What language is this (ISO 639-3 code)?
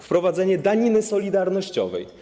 pol